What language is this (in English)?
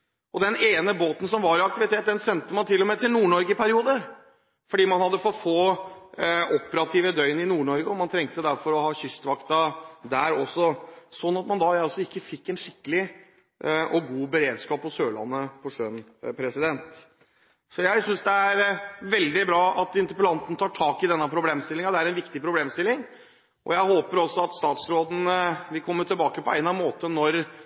Norwegian Bokmål